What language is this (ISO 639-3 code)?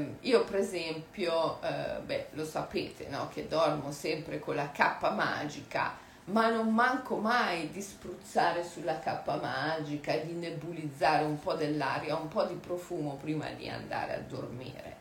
ita